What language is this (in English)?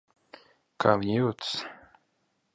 Latvian